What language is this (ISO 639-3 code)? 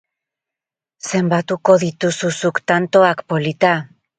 eus